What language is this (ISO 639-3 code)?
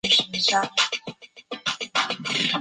zho